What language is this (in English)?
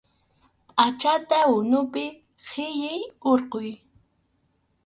Arequipa-La Unión Quechua